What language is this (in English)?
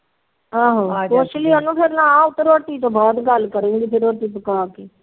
Punjabi